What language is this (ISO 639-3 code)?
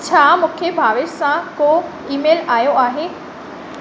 snd